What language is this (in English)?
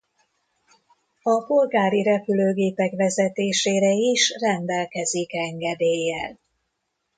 Hungarian